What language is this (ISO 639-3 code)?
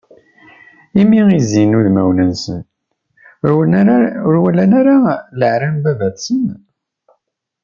kab